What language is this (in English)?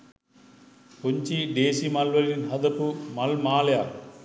Sinhala